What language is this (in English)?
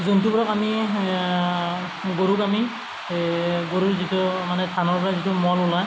Assamese